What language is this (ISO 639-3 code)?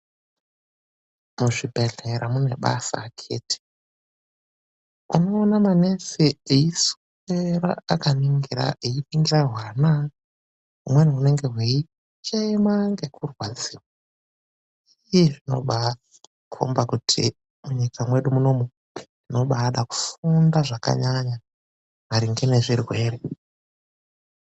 ndc